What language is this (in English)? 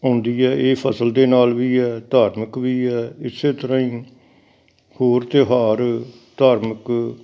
Punjabi